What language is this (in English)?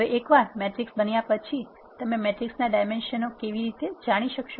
Gujarati